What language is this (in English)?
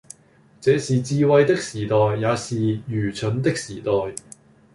Cantonese